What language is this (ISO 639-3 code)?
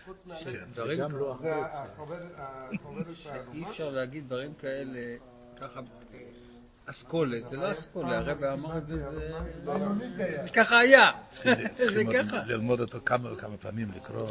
heb